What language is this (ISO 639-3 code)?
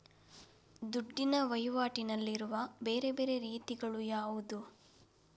kan